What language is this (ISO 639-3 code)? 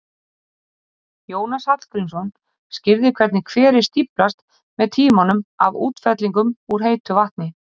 isl